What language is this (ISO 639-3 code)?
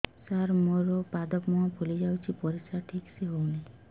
ori